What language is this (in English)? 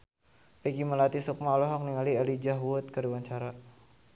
Sundanese